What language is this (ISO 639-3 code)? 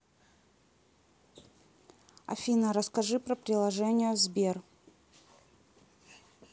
rus